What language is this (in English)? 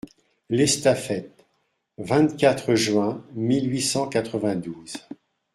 French